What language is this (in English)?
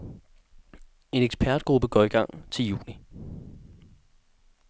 Danish